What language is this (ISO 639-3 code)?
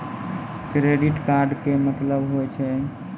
mai